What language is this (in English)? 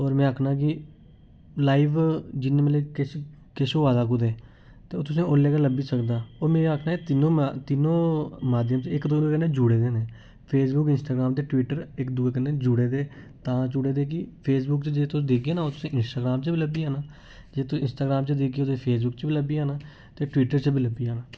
Dogri